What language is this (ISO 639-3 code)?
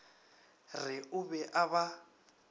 nso